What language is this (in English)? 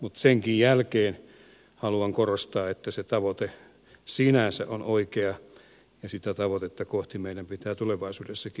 Finnish